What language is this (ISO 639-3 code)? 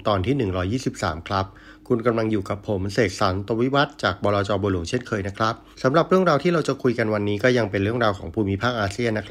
tha